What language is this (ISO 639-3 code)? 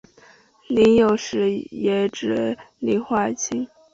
zho